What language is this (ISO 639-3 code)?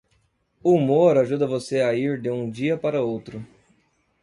por